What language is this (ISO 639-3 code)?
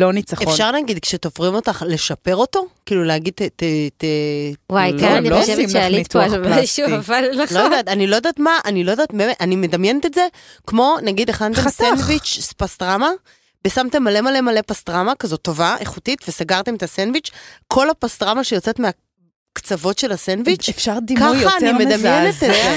heb